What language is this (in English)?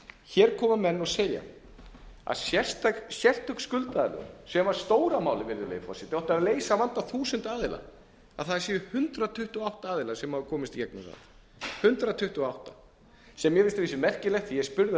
Icelandic